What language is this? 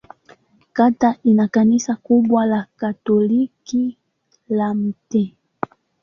Swahili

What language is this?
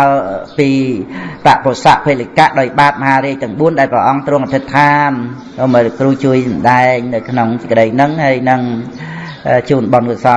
Vietnamese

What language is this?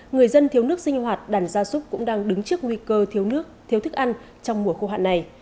Vietnamese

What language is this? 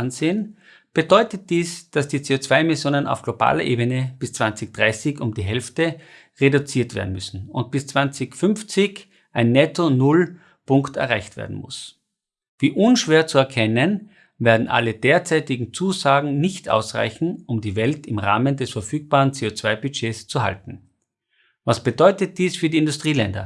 German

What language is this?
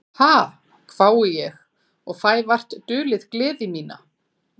Icelandic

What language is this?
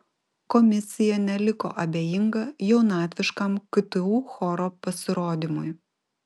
Lithuanian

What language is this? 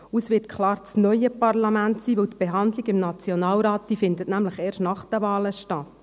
Swiss German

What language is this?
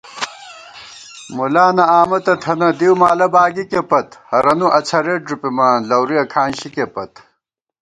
Gawar-Bati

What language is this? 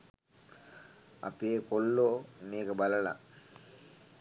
Sinhala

